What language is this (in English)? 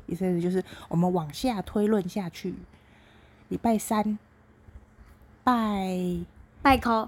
Chinese